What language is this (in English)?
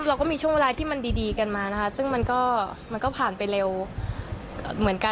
Thai